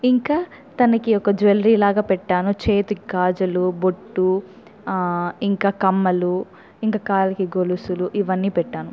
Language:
Telugu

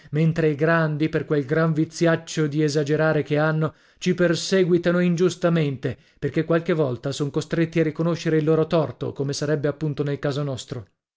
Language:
Italian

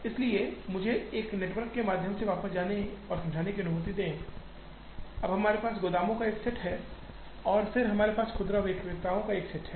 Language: Hindi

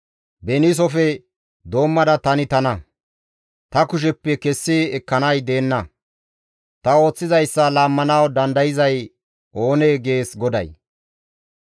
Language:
Gamo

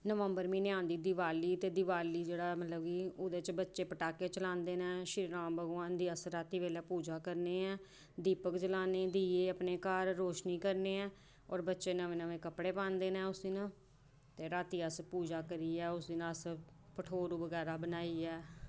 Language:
Dogri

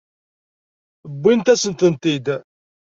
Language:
Kabyle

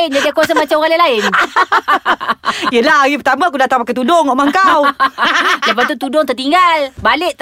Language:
Malay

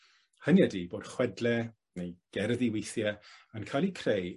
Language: Welsh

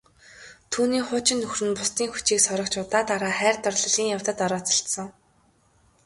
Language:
Mongolian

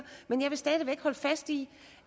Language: Danish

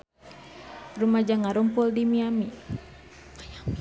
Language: Sundanese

